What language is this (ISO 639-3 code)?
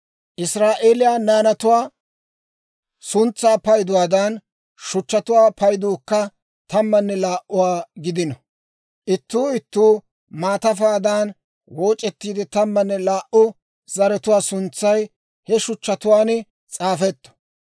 dwr